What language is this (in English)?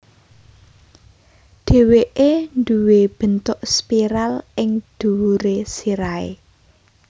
Javanese